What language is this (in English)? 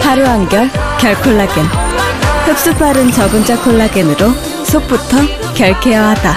Korean